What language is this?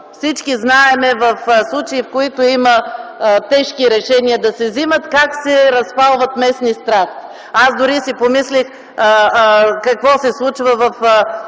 Bulgarian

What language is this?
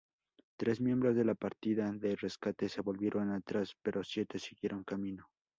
Spanish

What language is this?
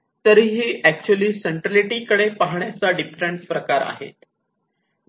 Marathi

